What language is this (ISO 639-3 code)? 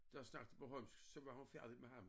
dan